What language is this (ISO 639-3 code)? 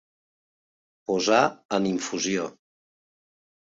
cat